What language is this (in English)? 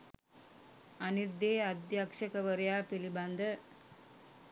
Sinhala